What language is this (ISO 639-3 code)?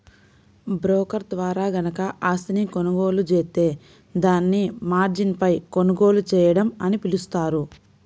tel